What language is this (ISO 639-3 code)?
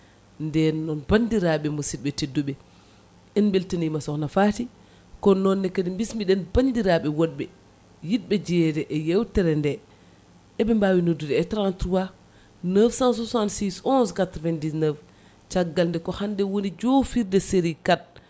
ful